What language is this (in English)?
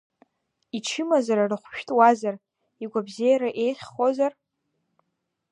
Abkhazian